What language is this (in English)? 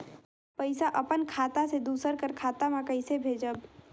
Chhattisgarhi